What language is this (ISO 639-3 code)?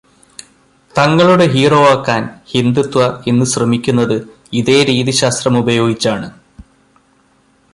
mal